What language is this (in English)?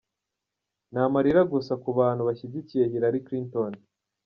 Kinyarwanda